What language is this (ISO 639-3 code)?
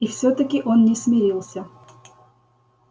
rus